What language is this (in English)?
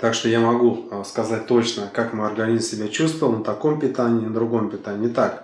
Russian